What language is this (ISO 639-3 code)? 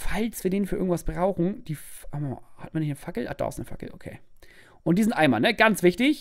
deu